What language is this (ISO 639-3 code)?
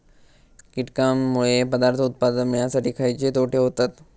mar